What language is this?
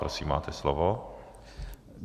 Czech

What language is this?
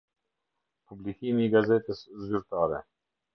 Albanian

